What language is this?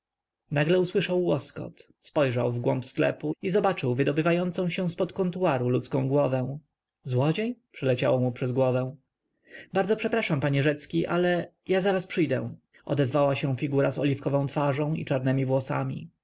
Polish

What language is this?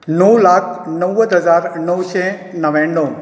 Konkani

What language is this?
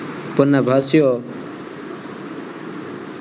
Gujarati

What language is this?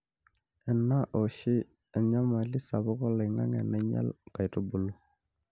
Masai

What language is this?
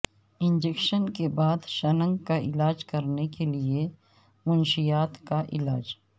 Urdu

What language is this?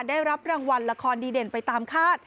Thai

